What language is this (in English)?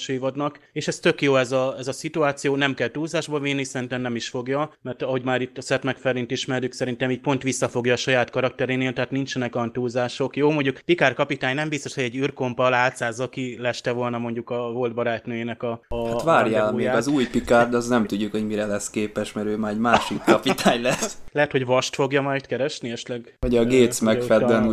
Hungarian